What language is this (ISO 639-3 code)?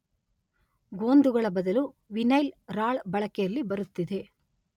kan